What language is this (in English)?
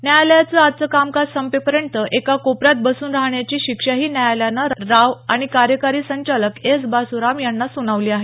Marathi